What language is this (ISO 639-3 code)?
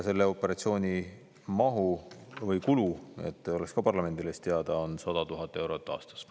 est